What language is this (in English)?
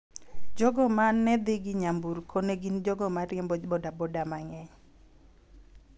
Luo (Kenya and Tanzania)